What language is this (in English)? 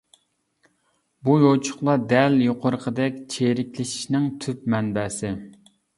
Uyghur